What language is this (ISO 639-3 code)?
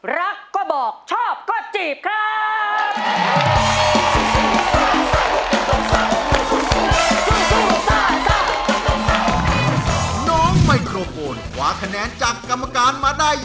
tha